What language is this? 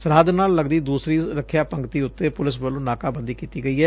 Punjabi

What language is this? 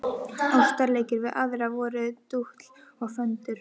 Icelandic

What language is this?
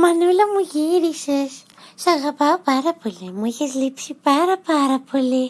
Greek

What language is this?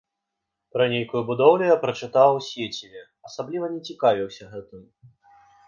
Belarusian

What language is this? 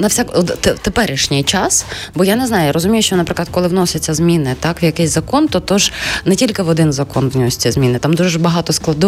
Ukrainian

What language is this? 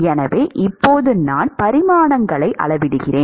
Tamil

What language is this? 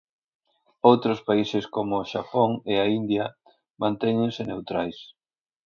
Galician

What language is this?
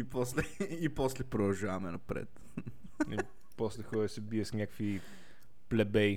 Bulgarian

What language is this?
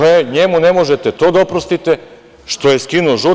Serbian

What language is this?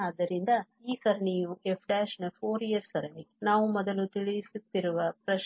Kannada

